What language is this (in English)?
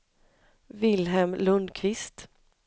Swedish